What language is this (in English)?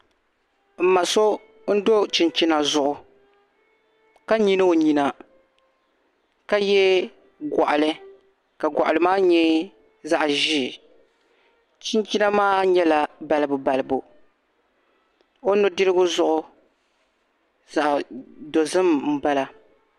Dagbani